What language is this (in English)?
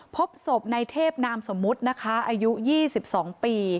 Thai